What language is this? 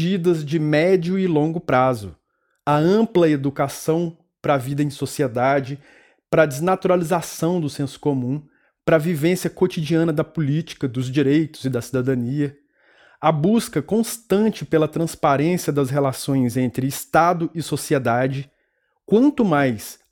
Portuguese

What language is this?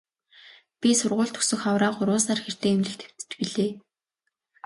Mongolian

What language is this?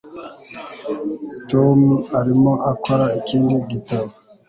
Kinyarwanda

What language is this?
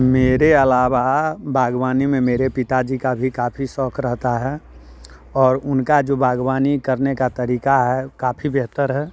Hindi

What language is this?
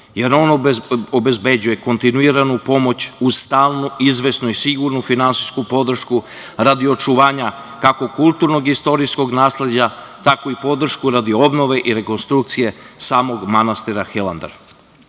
Serbian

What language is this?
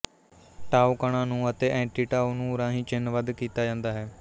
Punjabi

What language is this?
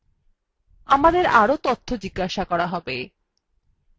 Bangla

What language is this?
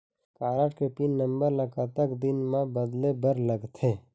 Chhattisgarhi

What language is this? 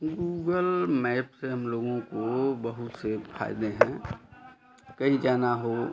Hindi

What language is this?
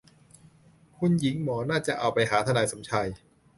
Thai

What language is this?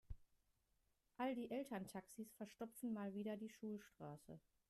German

